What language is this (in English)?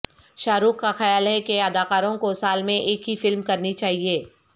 Urdu